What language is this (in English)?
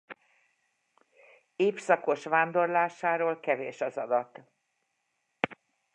Hungarian